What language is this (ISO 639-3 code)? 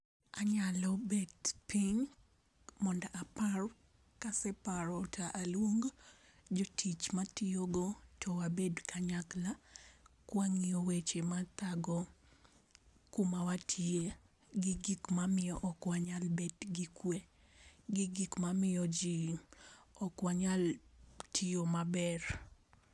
luo